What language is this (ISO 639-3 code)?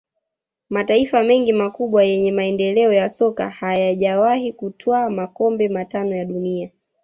swa